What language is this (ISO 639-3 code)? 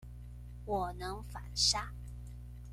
zho